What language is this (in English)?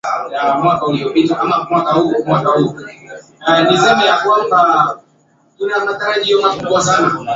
Swahili